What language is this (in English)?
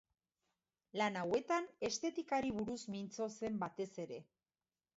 Basque